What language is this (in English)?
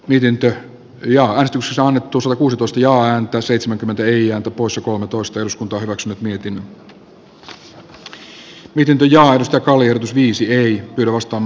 Finnish